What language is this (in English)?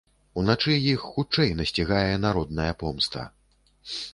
Belarusian